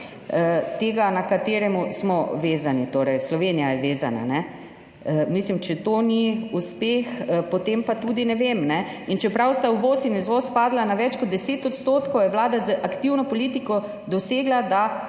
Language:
Slovenian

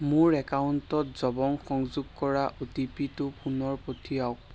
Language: Assamese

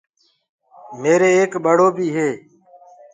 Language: Gurgula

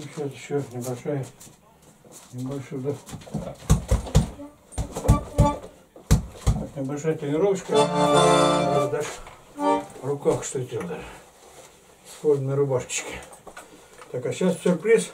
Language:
Russian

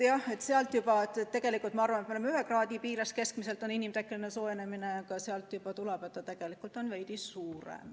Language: Estonian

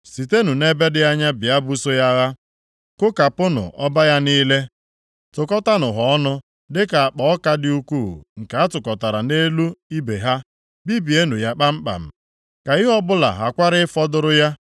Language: Igbo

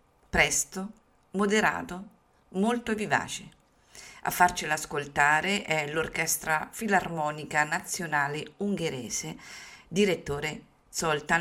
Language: Italian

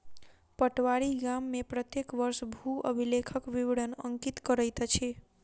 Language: Maithili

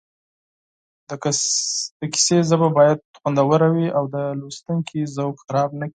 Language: Pashto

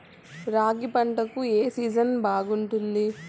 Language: Telugu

